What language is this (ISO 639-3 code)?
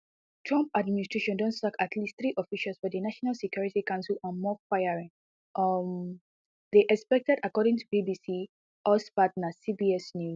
pcm